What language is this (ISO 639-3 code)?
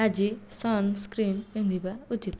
ori